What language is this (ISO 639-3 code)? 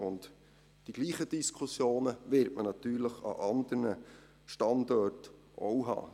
gsw